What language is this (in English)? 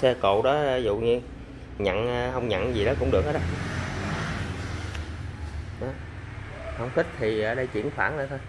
Vietnamese